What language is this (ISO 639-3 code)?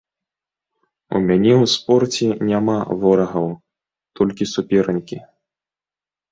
bel